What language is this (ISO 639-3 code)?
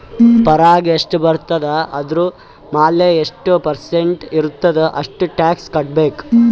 kan